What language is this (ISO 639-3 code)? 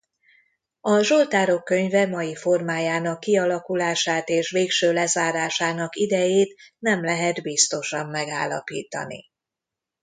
hun